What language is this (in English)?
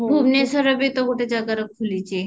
Odia